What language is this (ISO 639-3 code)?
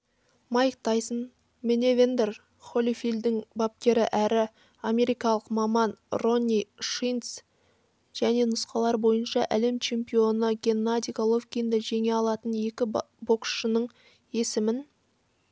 kaz